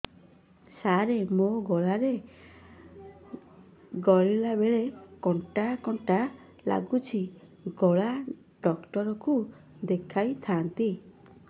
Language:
Odia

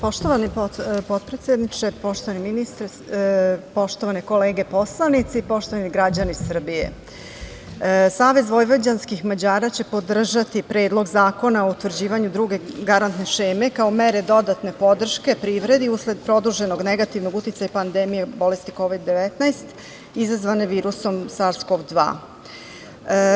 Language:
Serbian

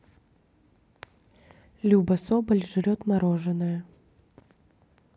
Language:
Russian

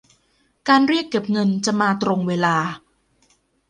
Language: Thai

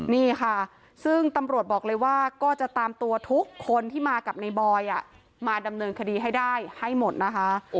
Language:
Thai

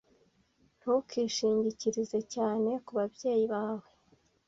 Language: Kinyarwanda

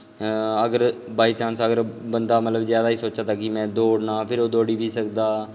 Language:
Dogri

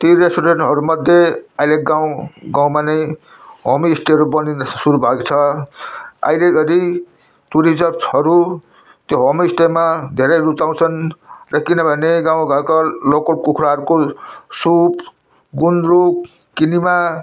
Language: Nepali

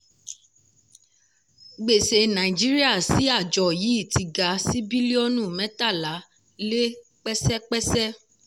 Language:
Yoruba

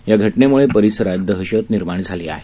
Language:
Marathi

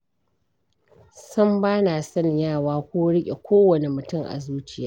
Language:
Hausa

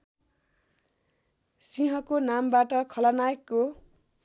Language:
Nepali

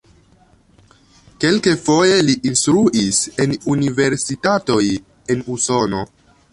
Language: Esperanto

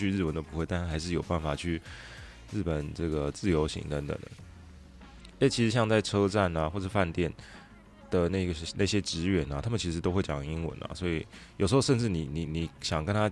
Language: Chinese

